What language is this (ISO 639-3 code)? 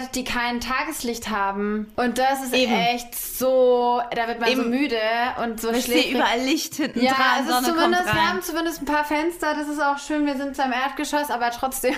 deu